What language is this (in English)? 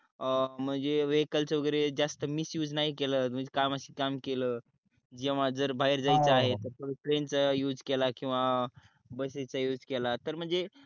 Marathi